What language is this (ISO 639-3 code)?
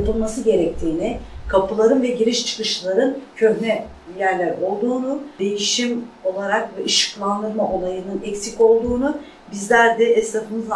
tur